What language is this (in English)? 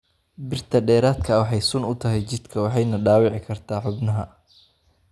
Somali